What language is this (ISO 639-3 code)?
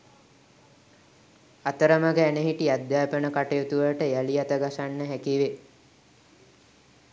sin